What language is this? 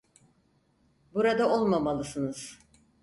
Turkish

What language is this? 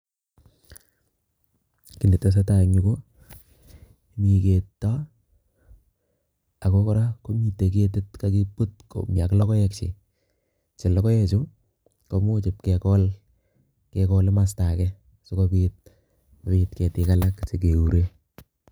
Kalenjin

